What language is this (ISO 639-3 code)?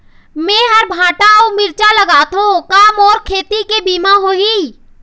hne